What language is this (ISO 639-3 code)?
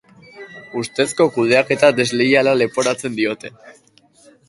eus